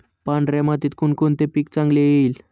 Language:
Marathi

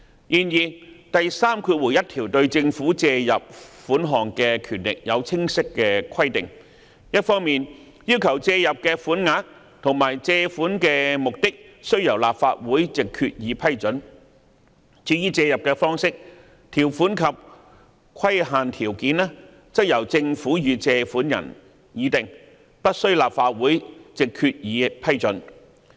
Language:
Cantonese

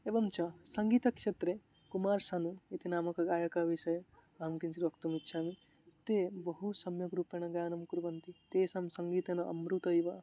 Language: Sanskrit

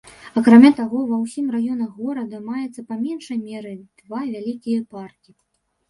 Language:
Belarusian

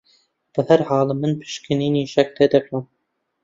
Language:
Central Kurdish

